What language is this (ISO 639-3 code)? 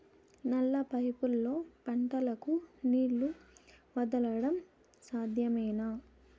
tel